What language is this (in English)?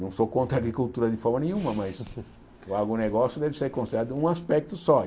Portuguese